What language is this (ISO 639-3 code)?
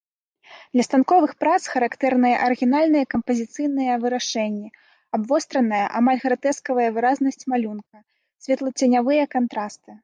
bel